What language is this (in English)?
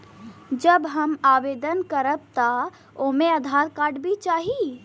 Bhojpuri